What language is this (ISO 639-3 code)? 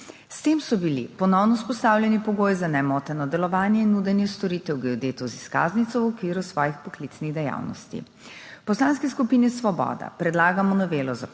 slv